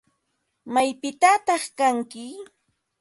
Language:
Ambo-Pasco Quechua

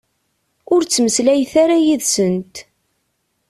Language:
Kabyle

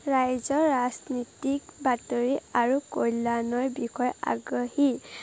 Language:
Assamese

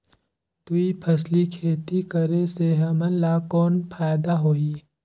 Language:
Chhattisgarhi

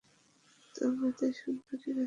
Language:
Bangla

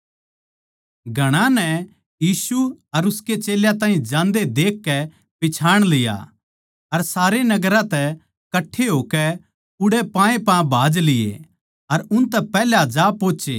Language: Haryanvi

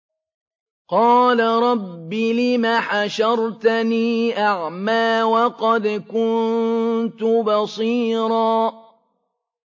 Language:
Arabic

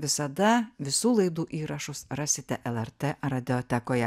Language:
Lithuanian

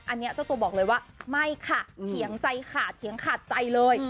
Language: Thai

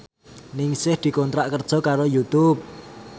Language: Javanese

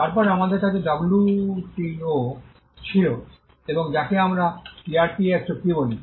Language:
Bangla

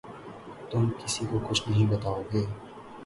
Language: Urdu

